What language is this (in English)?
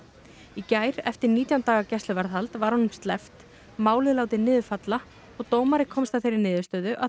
Icelandic